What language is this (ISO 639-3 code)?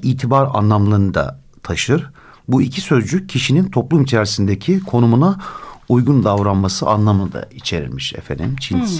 tur